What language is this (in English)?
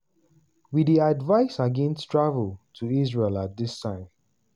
Nigerian Pidgin